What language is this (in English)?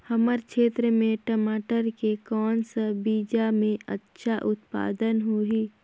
Chhattisgarhi